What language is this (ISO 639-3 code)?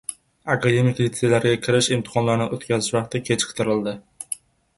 uzb